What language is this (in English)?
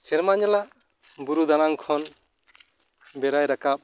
Santali